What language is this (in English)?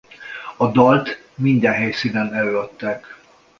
Hungarian